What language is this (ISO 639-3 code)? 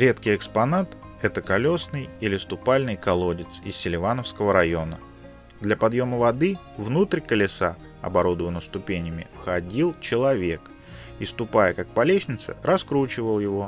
rus